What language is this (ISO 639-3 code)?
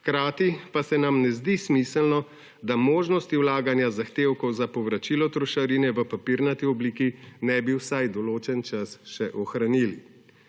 slv